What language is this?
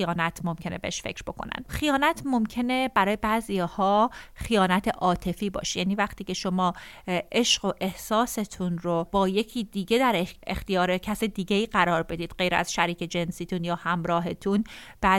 Persian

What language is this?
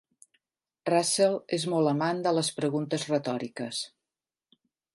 Catalan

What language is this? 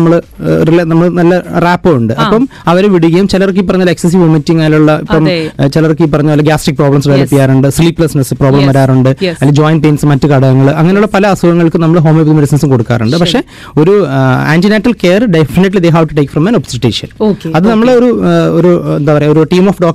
Malayalam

